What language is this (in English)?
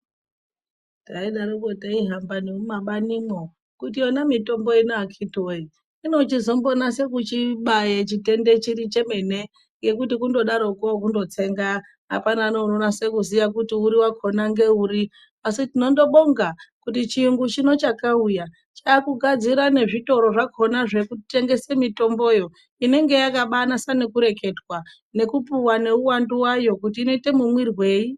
Ndau